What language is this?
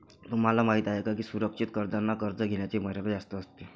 Marathi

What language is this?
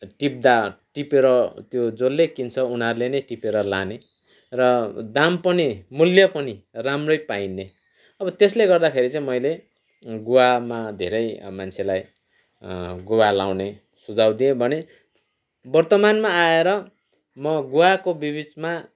Nepali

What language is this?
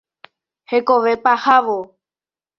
Guarani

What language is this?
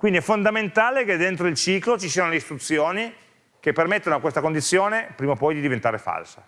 Italian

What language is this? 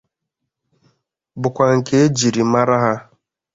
Igbo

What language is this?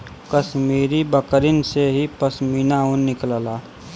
Bhojpuri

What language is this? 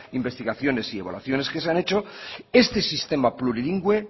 Spanish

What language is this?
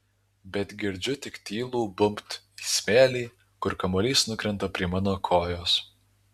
Lithuanian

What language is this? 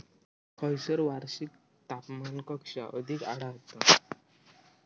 Marathi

